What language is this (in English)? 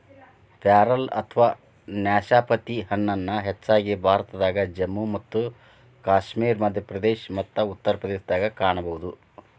Kannada